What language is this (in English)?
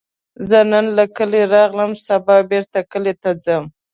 Pashto